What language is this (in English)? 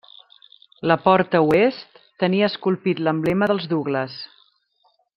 Catalan